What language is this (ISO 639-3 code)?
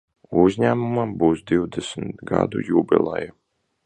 lav